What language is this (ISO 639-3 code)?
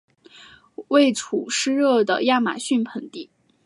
zho